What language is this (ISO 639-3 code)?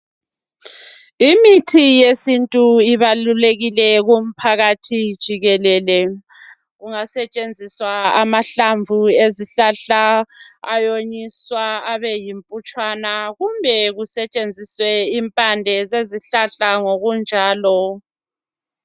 nde